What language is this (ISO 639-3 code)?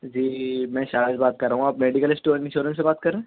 urd